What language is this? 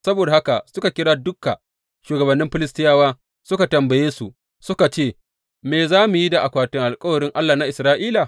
Hausa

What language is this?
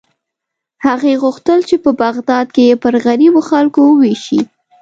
Pashto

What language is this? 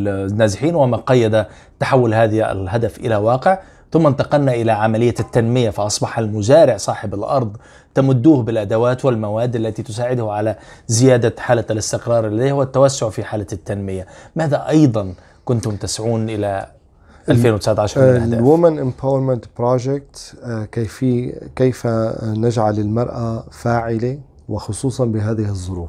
Arabic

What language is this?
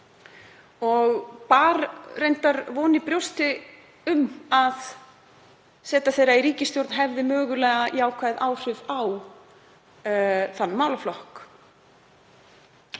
Icelandic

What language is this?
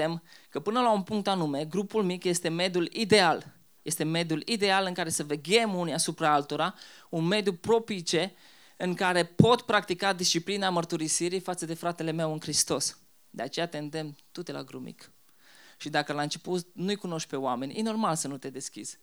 Romanian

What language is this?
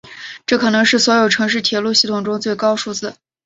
Chinese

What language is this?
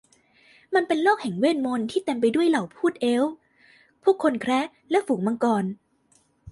Thai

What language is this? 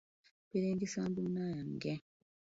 Ganda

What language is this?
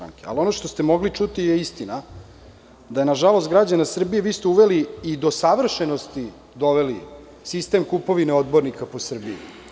Serbian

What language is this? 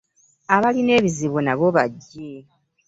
Ganda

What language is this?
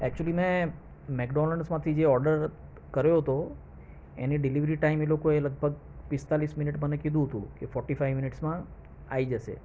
Gujarati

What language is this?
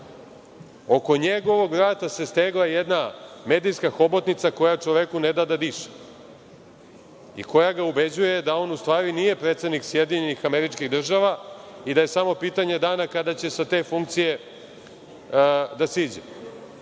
Serbian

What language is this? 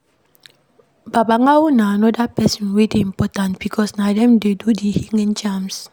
Nigerian Pidgin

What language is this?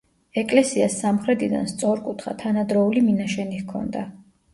Georgian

